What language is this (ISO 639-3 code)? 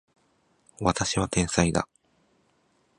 jpn